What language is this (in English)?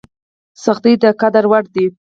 Pashto